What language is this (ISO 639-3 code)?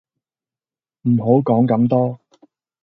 yue